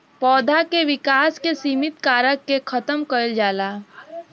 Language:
Bhojpuri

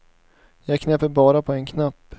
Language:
Swedish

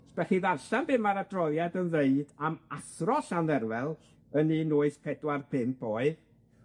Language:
Welsh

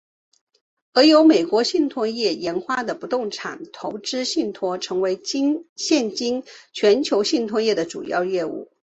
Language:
Chinese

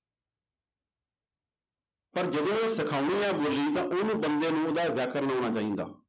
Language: Punjabi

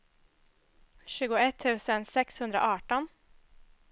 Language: Swedish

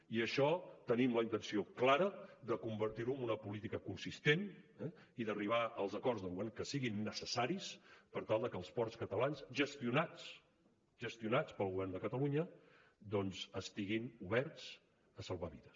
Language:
Catalan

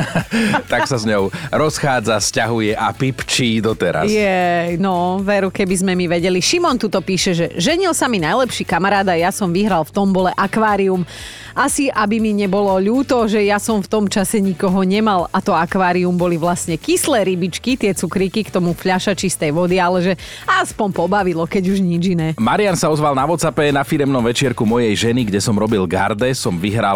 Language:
Slovak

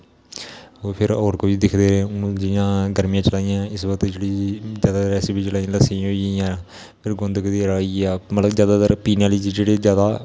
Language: Dogri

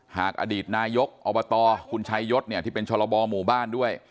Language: Thai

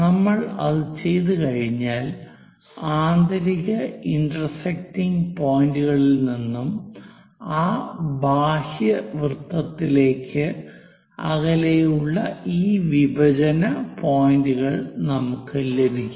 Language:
Malayalam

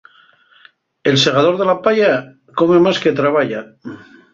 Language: Asturian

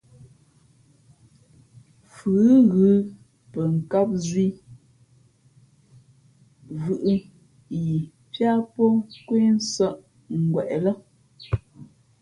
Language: Fe'fe'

